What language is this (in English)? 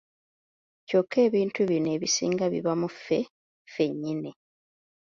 Ganda